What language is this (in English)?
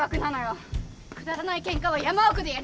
Japanese